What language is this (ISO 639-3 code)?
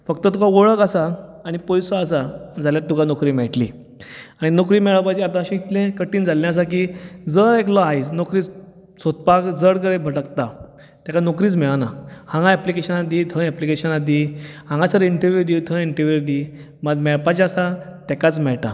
kok